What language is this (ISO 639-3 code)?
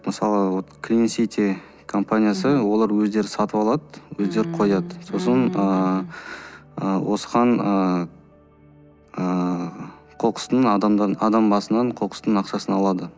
kaz